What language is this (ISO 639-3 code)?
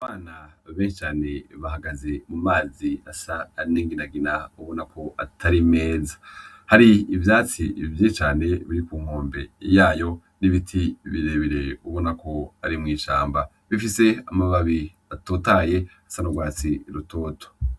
run